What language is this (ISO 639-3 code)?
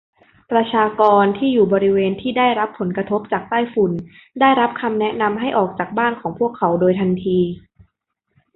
tha